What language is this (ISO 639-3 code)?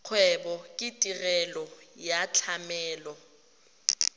tsn